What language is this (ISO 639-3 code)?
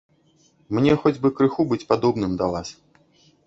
bel